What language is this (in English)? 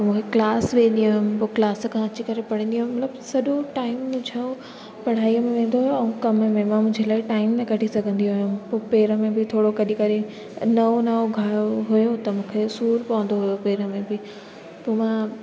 Sindhi